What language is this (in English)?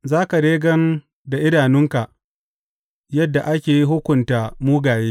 Hausa